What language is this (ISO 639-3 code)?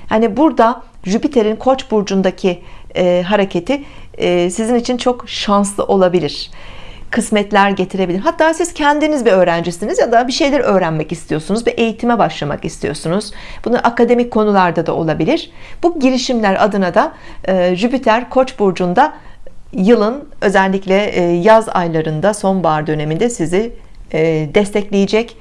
tur